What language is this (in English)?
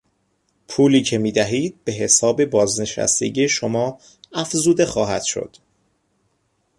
Persian